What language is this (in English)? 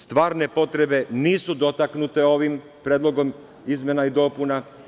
Serbian